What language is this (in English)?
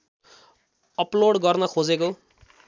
Nepali